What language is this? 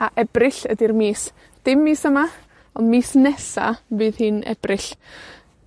Welsh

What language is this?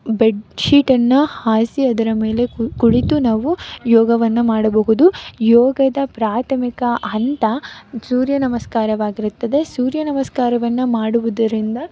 Kannada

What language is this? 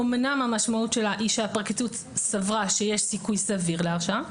Hebrew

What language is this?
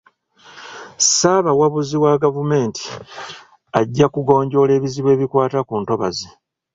Ganda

